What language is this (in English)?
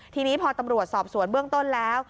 Thai